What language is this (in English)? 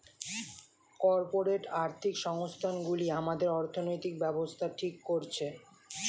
Bangla